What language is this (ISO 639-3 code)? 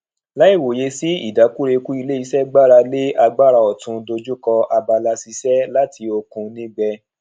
yor